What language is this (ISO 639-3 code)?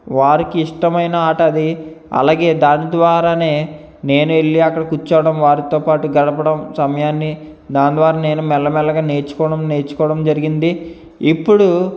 tel